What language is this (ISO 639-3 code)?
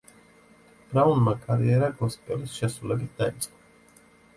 kat